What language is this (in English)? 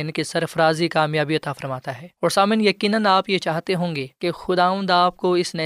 Urdu